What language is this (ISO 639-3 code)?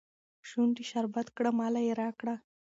pus